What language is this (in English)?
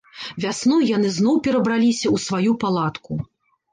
Belarusian